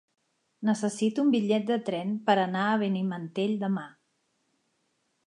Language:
Catalan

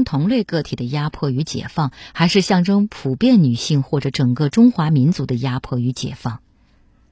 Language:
Chinese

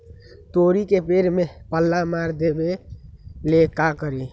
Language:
Magahi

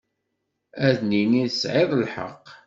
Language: Kabyle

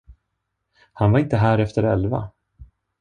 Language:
Swedish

